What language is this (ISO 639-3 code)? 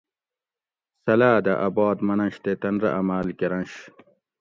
gwc